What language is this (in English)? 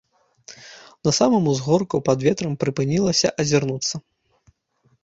Belarusian